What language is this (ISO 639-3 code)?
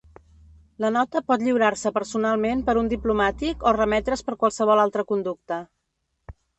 cat